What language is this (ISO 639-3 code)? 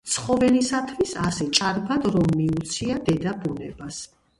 kat